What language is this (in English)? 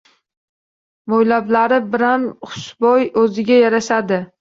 Uzbek